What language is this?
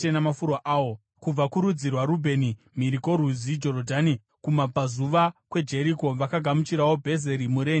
Shona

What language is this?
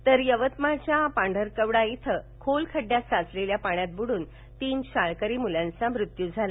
Marathi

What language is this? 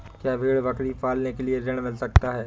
Hindi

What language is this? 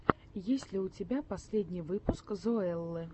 Russian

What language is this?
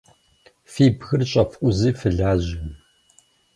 Kabardian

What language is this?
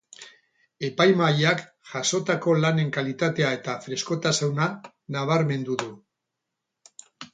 Basque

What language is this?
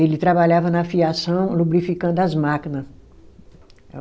Portuguese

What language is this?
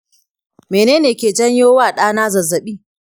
Hausa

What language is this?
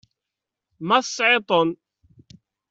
Kabyle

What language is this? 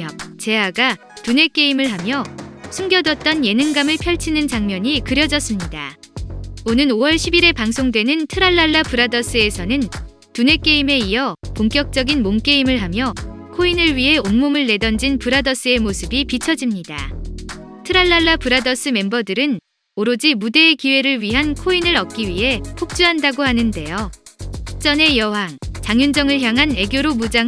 Korean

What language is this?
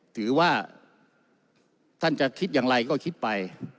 Thai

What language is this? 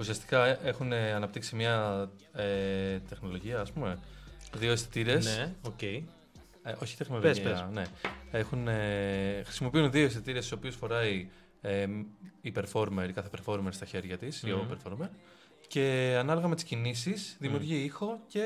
Greek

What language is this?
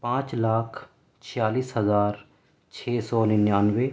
Urdu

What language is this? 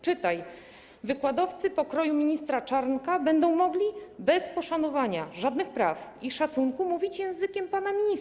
Polish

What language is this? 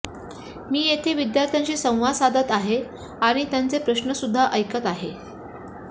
Marathi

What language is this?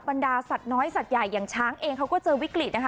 Thai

